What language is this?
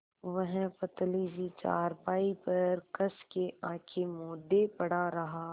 Hindi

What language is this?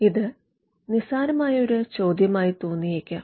Malayalam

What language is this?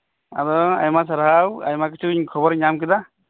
Santali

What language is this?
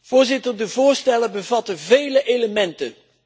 Dutch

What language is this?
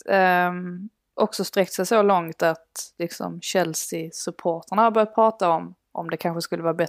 Swedish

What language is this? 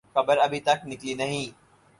Urdu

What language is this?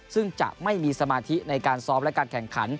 Thai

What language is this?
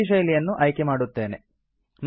Kannada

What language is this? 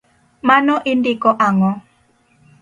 Luo (Kenya and Tanzania)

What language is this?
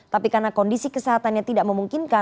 Indonesian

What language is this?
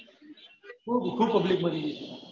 Gujarati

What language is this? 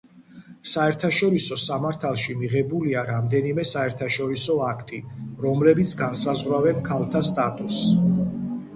Georgian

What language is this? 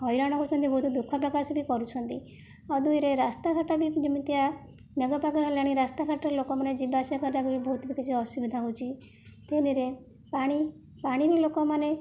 Odia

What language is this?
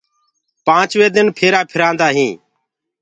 Gurgula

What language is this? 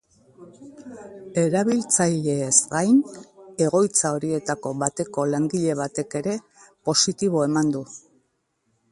Basque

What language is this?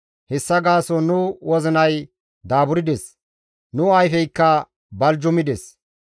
Gamo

